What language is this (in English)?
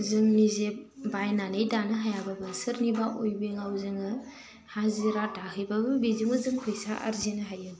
Bodo